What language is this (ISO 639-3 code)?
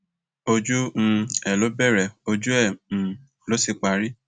yor